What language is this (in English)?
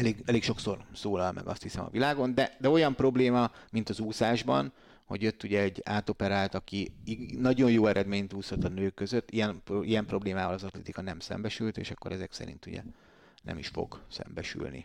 Hungarian